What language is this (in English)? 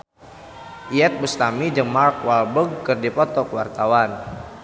Sundanese